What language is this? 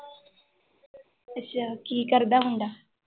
Punjabi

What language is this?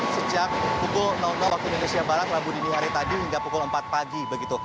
Indonesian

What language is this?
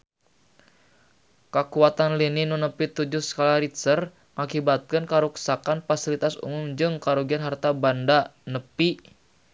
Sundanese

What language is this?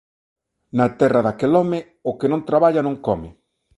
Galician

